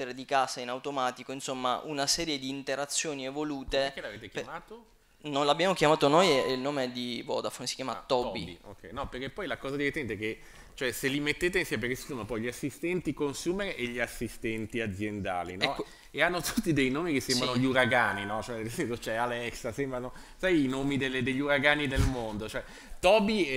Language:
Italian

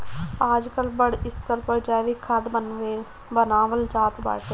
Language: Bhojpuri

